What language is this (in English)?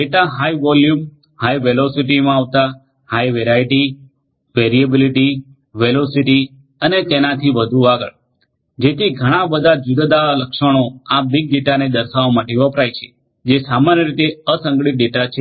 Gujarati